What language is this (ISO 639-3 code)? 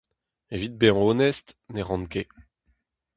bre